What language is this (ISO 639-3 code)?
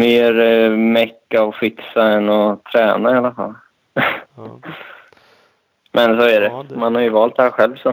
swe